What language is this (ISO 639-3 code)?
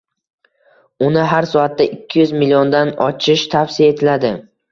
uzb